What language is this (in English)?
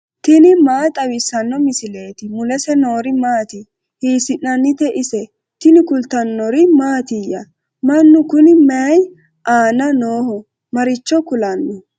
Sidamo